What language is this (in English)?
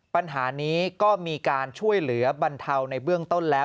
Thai